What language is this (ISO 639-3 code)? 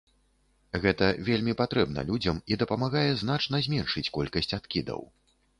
bel